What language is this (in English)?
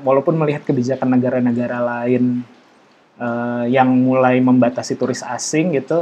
Indonesian